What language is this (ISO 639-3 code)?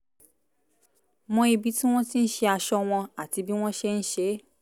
yor